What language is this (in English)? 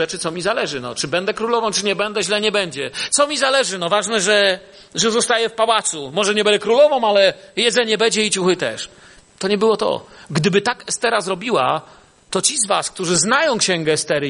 Polish